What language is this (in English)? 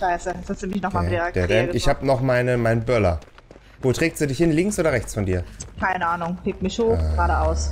German